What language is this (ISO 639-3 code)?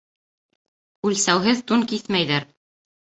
bak